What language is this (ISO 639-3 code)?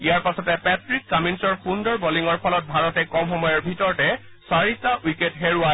asm